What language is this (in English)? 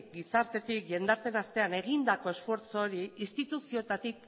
Basque